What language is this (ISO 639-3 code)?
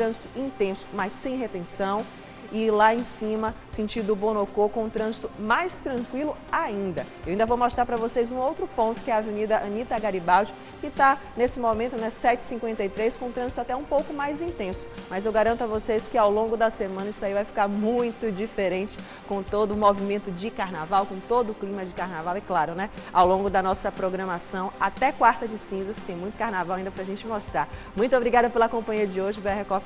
por